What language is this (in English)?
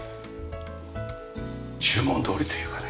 Japanese